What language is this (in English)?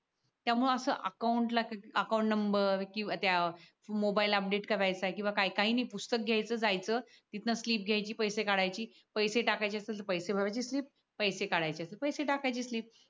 Marathi